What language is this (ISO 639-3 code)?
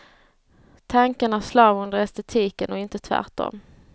swe